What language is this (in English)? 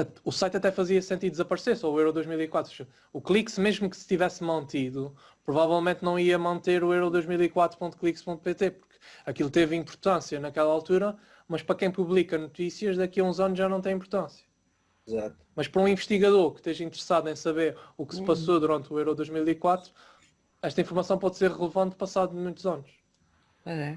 Portuguese